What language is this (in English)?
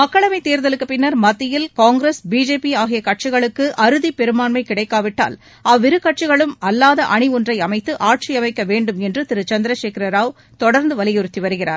Tamil